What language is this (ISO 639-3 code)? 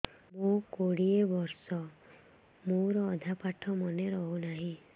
ori